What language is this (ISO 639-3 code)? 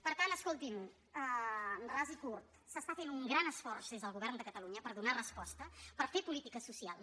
cat